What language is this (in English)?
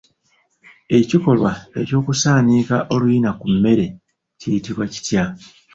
Ganda